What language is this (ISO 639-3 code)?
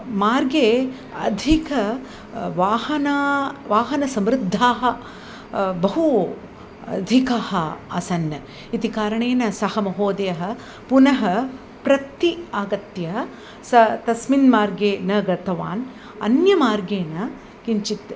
san